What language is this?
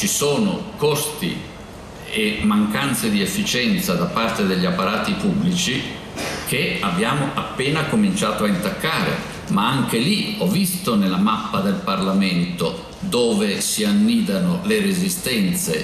Italian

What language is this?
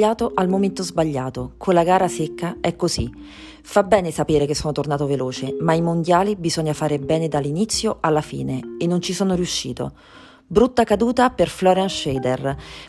Italian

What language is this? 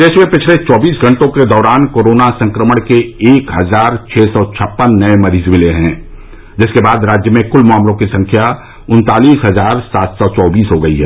Hindi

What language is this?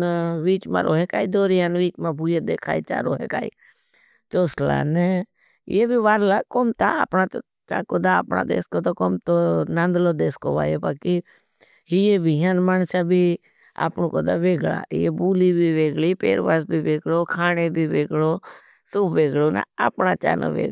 Bhili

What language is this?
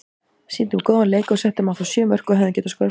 Icelandic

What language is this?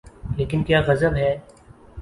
Urdu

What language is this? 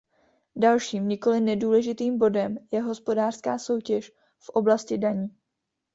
Czech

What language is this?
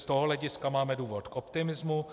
Czech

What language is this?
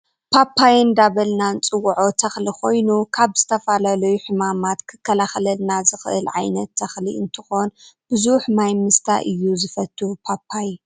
Tigrinya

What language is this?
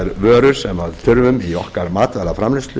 Icelandic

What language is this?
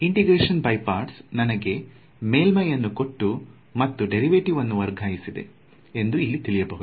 Kannada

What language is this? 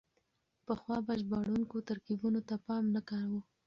Pashto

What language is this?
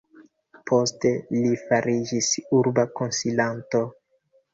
Esperanto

